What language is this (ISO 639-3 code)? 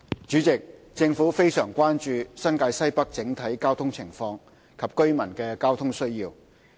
yue